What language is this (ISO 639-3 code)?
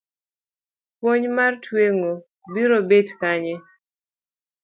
luo